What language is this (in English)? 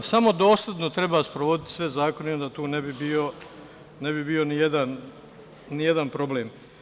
Serbian